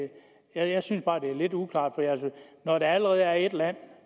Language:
Danish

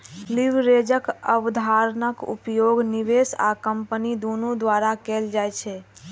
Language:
Maithili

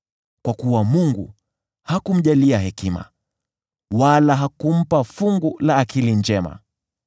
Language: Swahili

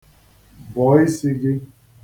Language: Igbo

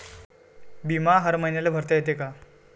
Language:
Marathi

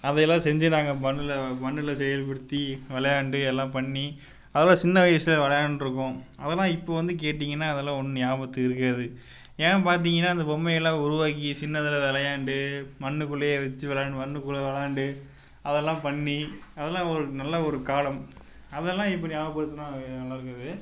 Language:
Tamil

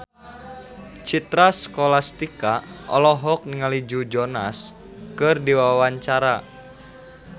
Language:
Sundanese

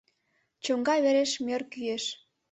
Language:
Mari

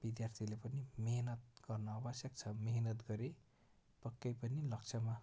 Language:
Nepali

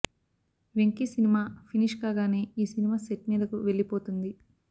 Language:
Telugu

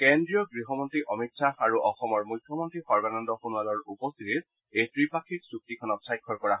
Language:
Assamese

